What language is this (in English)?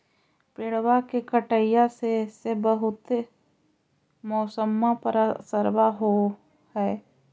Magahi